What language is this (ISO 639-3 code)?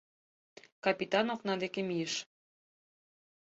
chm